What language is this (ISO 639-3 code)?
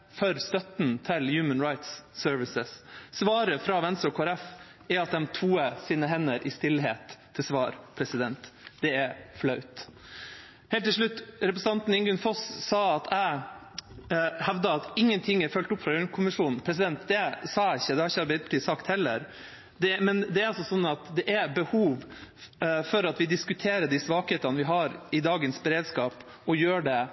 nob